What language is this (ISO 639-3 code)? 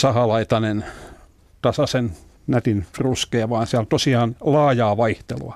fin